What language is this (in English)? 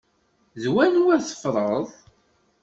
Kabyle